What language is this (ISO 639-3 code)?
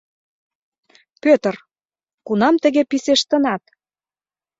chm